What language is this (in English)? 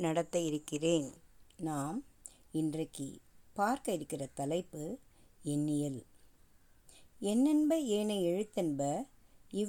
Tamil